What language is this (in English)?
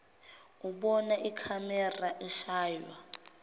Zulu